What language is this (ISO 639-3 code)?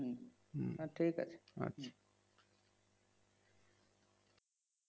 ben